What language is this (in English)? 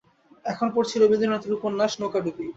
Bangla